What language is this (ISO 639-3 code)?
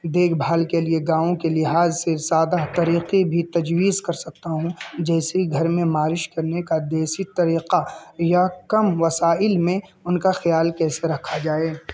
urd